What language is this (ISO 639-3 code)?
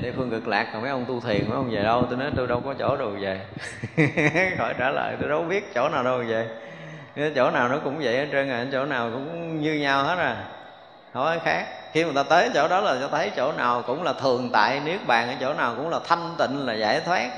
vie